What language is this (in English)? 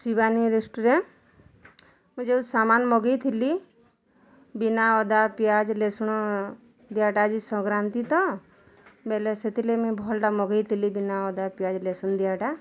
Odia